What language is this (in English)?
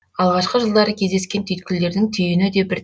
Kazakh